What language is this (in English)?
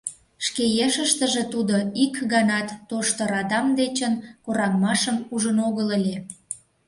Mari